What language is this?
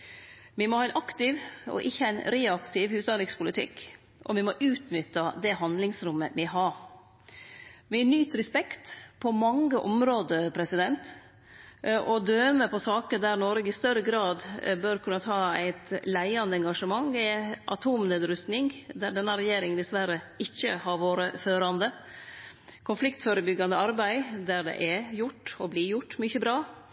Norwegian Nynorsk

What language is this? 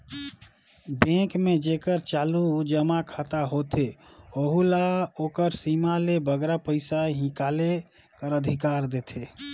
Chhattisgarhi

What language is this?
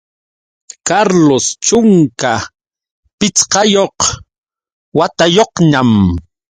Yauyos Quechua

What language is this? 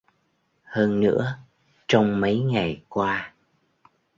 Vietnamese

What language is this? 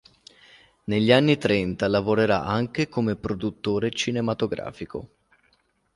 Italian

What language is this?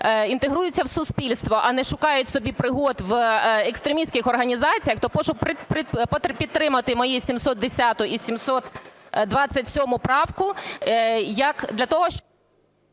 Ukrainian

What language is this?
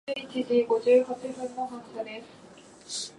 Japanese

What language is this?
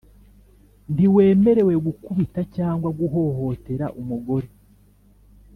Kinyarwanda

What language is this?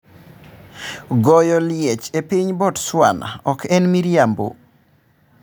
Luo (Kenya and Tanzania)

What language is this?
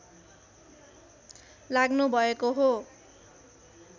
Nepali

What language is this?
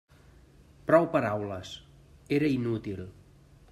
Catalan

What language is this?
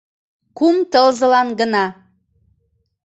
Mari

